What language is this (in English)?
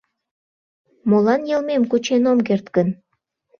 Mari